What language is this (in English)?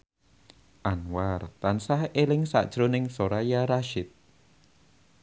Javanese